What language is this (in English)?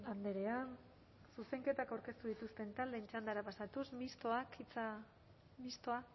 Basque